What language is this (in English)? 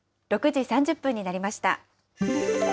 Japanese